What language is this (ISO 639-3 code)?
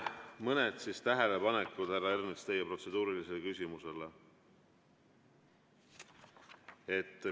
est